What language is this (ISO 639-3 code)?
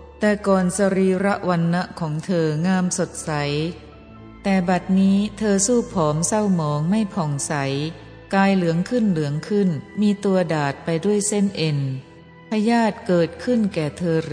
tha